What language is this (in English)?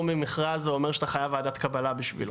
Hebrew